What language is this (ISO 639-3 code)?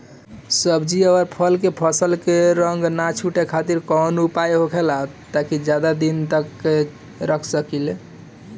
bho